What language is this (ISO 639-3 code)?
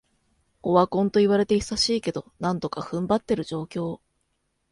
jpn